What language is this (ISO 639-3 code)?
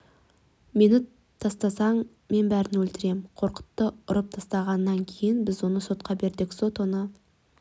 kaz